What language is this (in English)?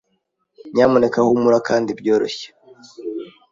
Kinyarwanda